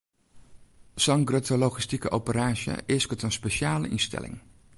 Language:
Western Frisian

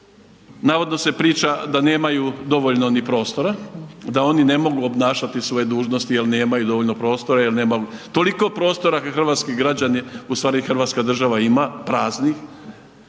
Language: Croatian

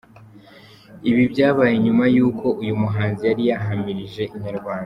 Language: Kinyarwanda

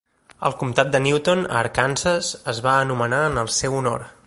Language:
Catalan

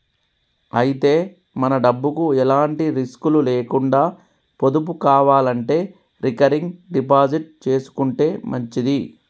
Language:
Telugu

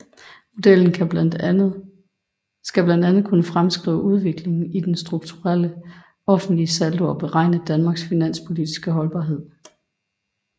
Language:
Danish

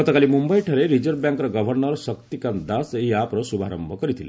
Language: Odia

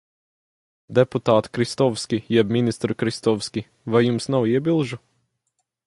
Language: Latvian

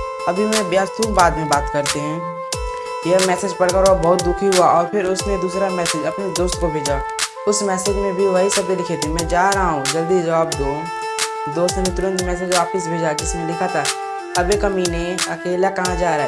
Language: Hindi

